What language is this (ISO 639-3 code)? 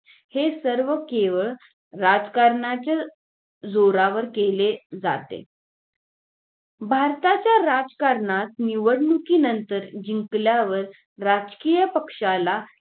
mar